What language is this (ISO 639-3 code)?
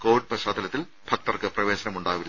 mal